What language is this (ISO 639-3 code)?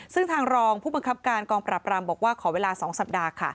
tha